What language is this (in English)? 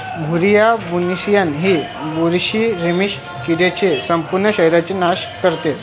Marathi